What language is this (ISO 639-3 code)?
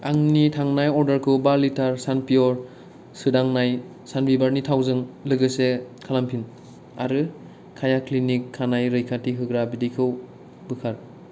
brx